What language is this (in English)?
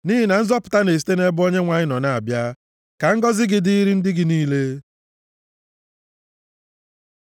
Igbo